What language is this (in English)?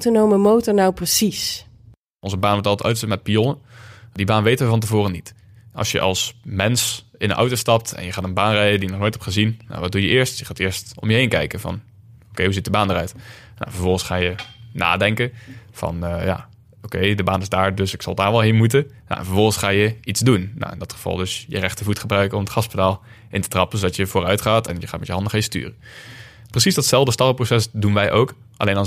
Dutch